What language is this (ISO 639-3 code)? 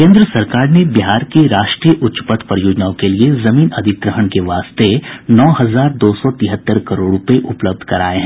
hin